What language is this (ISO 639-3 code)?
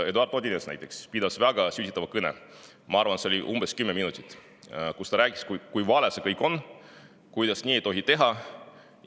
est